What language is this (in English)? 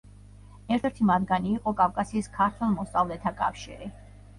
Georgian